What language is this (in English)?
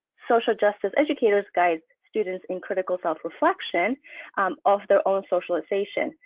English